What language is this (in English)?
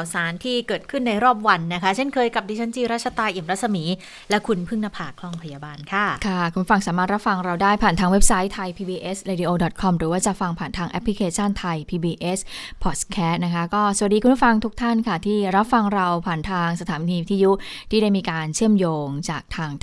Thai